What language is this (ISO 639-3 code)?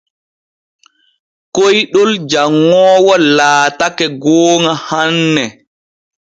fue